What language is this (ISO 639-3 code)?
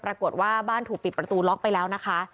tha